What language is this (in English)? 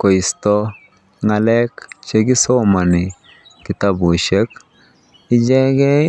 Kalenjin